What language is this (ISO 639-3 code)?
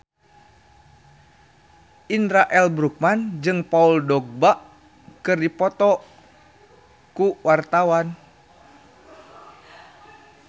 sun